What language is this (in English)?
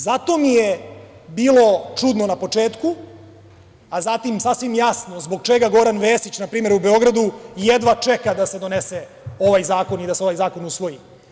Serbian